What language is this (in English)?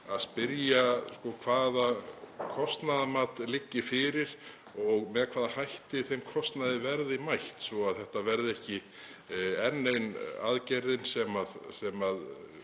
Icelandic